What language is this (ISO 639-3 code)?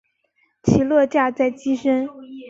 zho